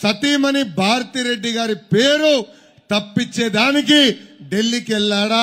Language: Hindi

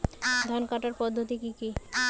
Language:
Bangla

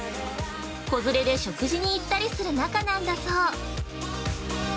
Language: Japanese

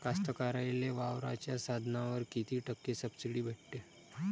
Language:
Marathi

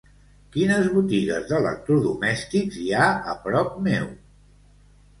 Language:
Catalan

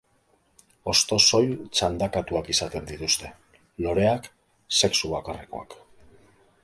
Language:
Basque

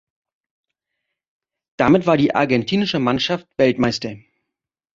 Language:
German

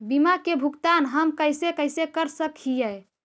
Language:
Magahi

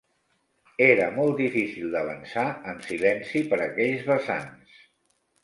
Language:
Catalan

